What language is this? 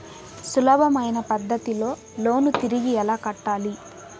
Telugu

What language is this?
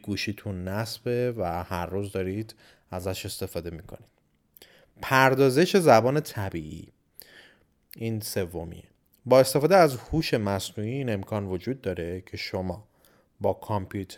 Persian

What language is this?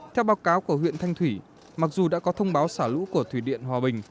Vietnamese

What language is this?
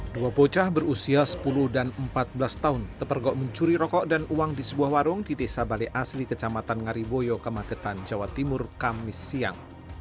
Indonesian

